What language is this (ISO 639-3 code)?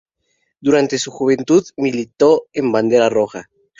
spa